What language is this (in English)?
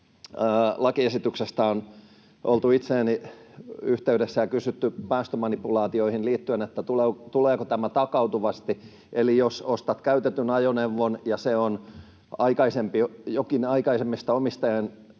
Finnish